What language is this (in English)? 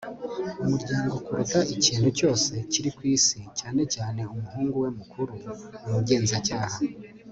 Kinyarwanda